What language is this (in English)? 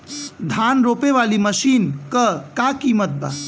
Bhojpuri